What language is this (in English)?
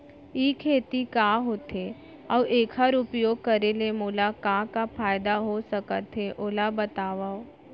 Chhattisgarhi